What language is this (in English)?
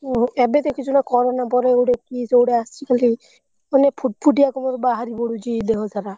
Odia